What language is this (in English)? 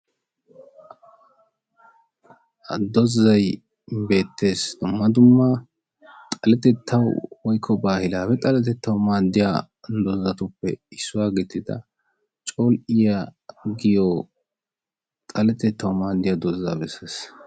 Wolaytta